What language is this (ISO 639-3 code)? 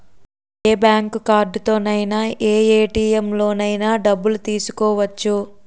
tel